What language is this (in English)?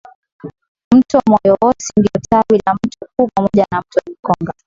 Swahili